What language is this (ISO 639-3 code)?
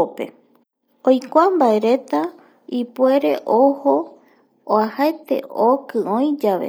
gui